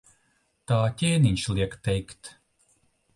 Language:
Latvian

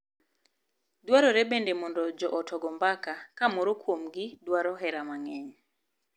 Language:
Luo (Kenya and Tanzania)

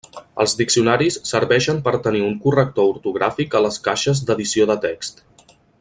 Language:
Catalan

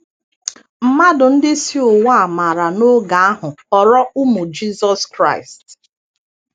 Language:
Igbo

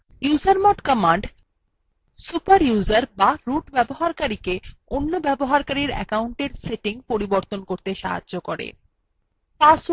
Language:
Bangla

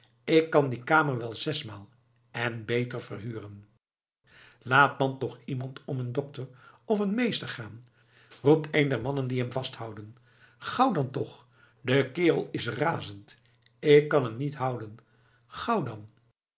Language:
Dutch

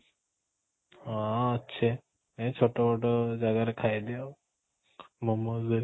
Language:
Odia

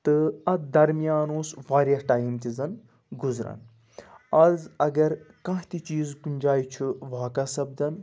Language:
Kashmiri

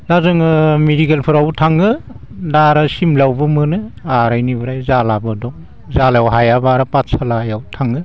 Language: Bodo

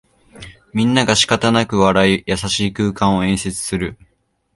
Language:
Japanese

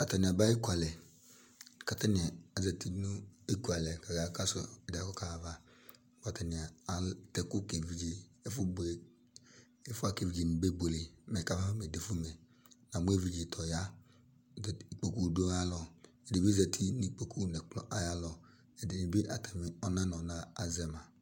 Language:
Ikposo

